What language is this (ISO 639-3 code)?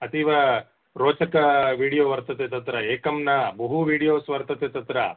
san